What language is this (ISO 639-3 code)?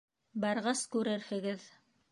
bak